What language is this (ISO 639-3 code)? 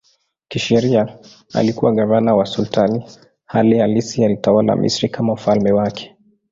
swa